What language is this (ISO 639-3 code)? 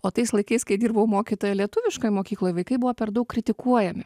lit